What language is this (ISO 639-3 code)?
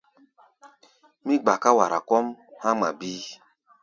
gba